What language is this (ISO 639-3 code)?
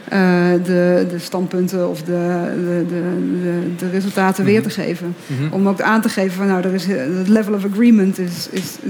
nld